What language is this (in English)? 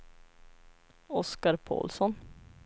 Swedish